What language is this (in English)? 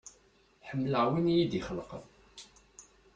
Kabyle